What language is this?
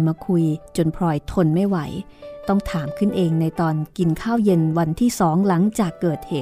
Thai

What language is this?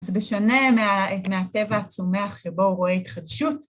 Hebrew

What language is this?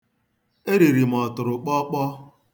Igbo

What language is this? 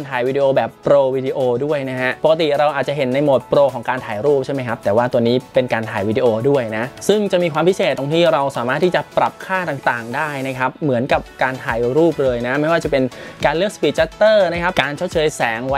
Thai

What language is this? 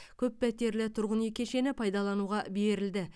Kazakh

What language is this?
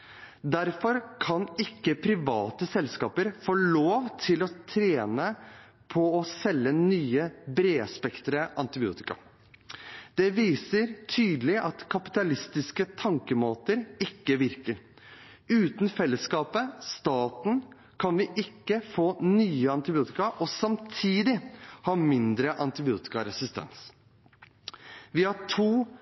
Norwegian Bokmål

